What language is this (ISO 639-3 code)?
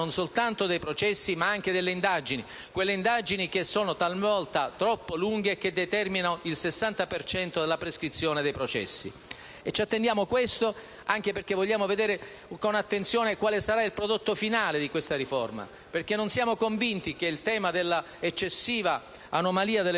ita